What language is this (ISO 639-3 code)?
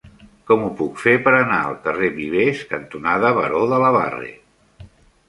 cat